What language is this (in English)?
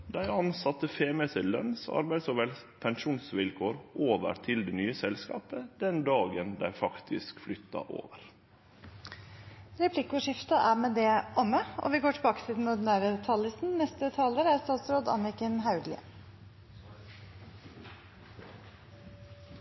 Norwegian